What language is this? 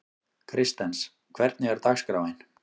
Icelandic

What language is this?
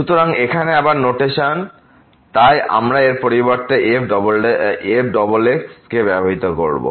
Bangla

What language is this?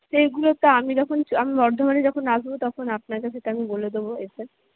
Bangla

